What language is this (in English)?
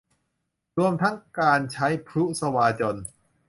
Thai